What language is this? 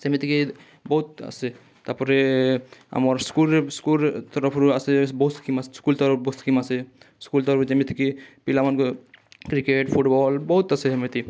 Odia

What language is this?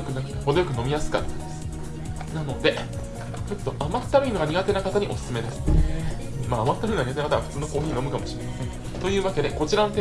Japanese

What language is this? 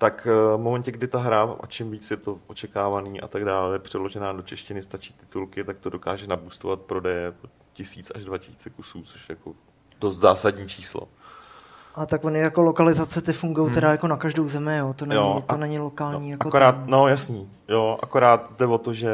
Czech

